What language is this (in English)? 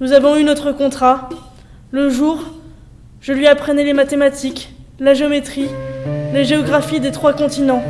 French